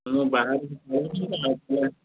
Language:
Odia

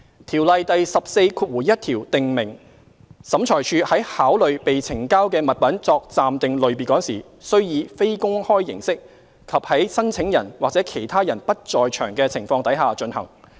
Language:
Cantonese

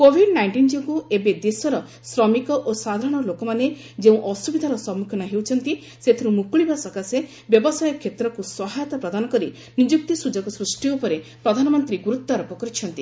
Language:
Odia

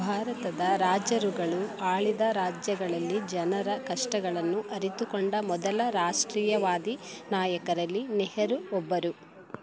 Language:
Kannada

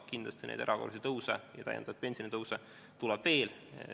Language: Estonian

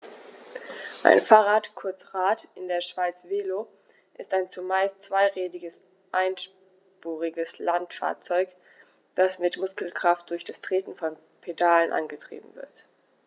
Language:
German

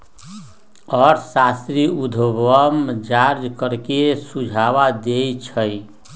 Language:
Magahi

